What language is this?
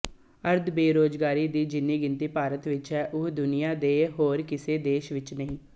Punjabi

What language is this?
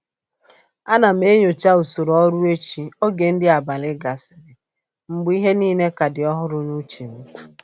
Igbo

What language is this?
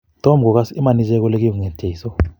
Kalenjin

